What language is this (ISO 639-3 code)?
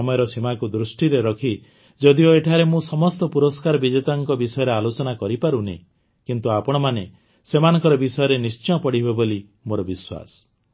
ori